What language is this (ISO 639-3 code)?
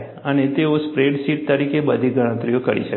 guj